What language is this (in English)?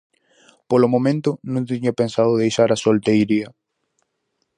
Galician